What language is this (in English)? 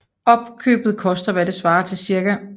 Danish